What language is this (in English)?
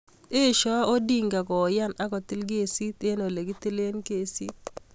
Kalenjin